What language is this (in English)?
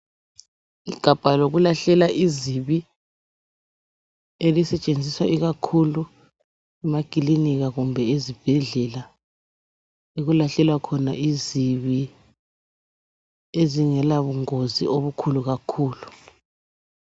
North Ndebele